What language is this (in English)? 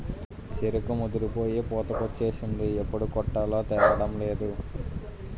Telugu